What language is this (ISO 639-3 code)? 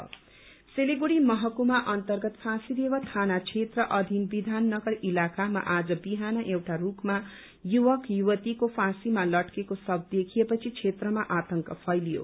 nep